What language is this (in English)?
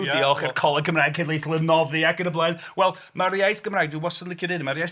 Welsh